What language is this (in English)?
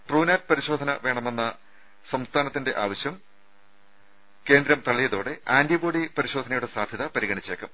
Malayalam